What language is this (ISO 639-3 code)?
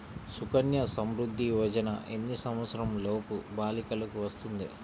tel